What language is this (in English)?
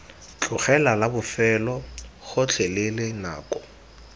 Tswana